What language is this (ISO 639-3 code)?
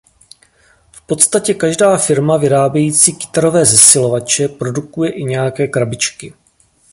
ces